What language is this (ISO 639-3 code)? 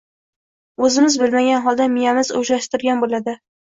uzb